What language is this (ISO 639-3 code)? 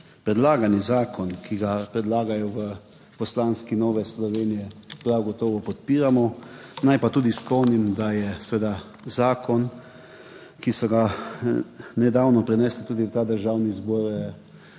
slv